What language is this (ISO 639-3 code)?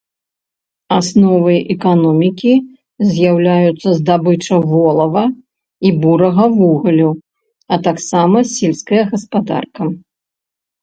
bel